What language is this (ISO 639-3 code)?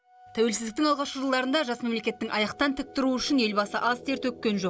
kaz